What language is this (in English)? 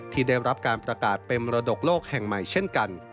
Thai